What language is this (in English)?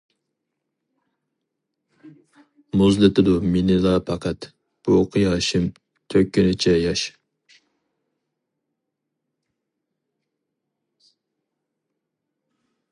Uyghur